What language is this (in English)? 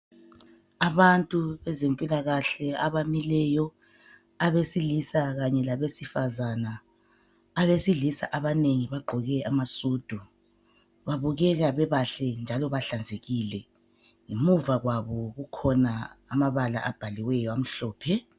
North Ndebele